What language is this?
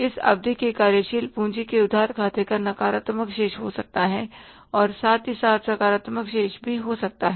Hindi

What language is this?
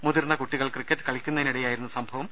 Malayalam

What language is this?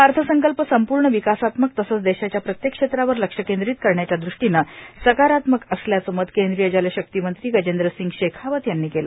Marathi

